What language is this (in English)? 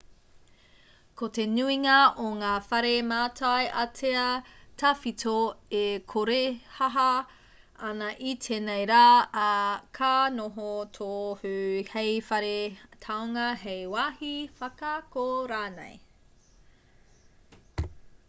Māori